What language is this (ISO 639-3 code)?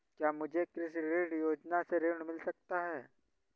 hin